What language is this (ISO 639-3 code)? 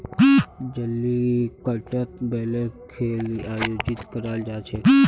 mag